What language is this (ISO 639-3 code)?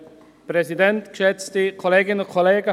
gsw